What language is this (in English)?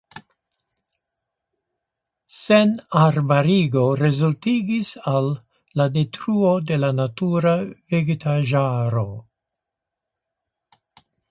Esperanto